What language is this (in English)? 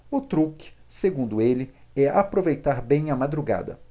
Portuguese